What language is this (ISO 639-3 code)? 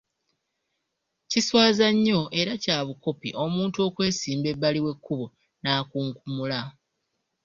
lug